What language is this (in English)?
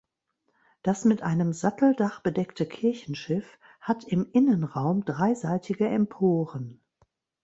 German